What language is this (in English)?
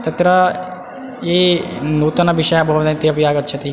Sanskrit